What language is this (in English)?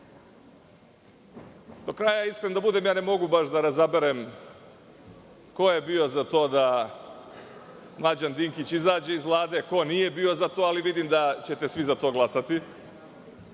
Serbian